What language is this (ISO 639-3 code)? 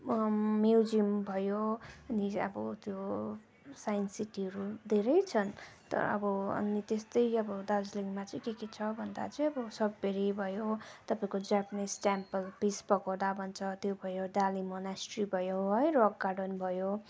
nep